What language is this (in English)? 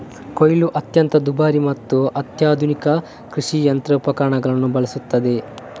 Kannada